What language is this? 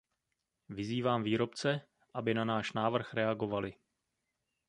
Czech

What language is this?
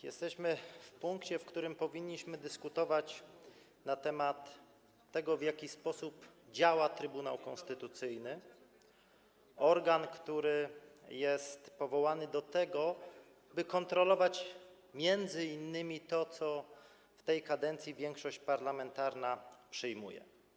Polish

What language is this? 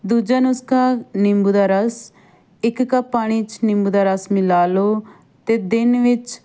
Punjabi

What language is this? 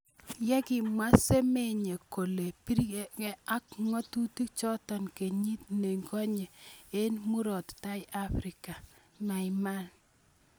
Kalenjin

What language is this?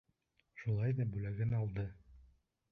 Bashkir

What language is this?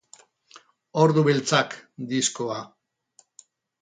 Basque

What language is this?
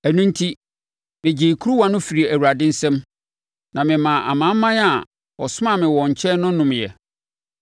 Akan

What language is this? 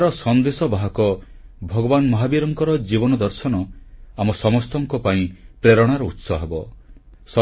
Odia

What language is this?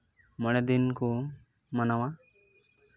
Santali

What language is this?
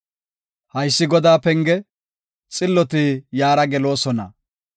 Gofa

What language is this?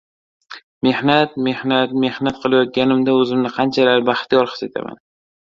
Uzbek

